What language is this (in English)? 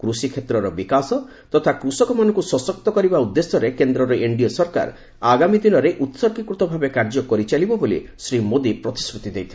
Odia